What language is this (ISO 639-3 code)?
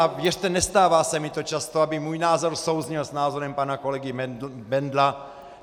ces